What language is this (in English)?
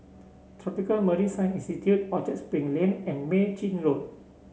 English